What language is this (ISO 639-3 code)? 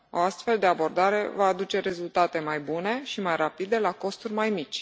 ron